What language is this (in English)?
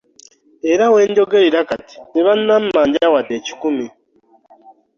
Ganda